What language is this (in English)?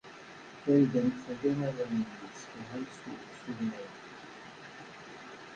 Kabyle